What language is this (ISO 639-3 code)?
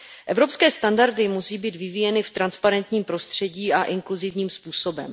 ces